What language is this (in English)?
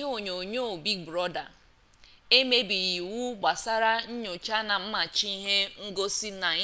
Igbo